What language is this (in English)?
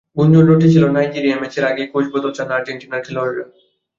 Bangla